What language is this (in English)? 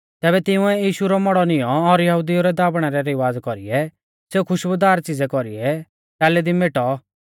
Mahasu Pahari